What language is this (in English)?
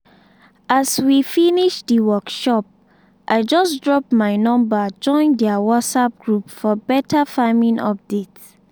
Nigerian Pidgin